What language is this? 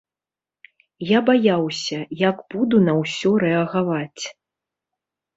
Belarusian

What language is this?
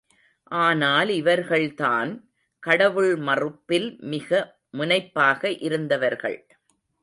Tamil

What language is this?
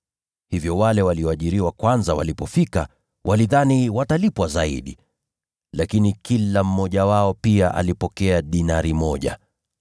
Swahili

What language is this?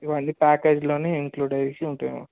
Telugu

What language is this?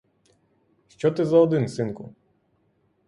Ukrainian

